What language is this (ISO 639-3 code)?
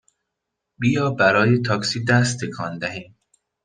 fas